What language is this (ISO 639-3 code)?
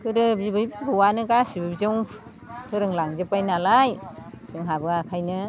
brx